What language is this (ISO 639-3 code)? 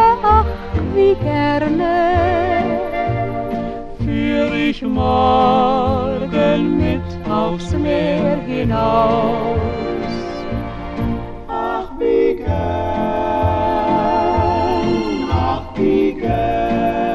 fas